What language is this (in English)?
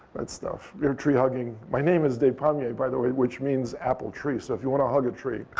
English